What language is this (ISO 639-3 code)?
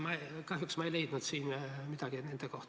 est